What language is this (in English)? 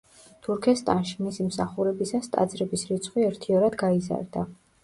Georgian